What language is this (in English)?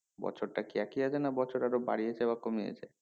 Bangla